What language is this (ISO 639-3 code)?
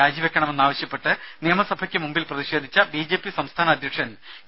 mal